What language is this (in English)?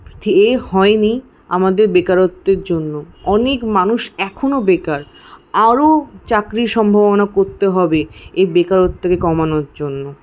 Bangla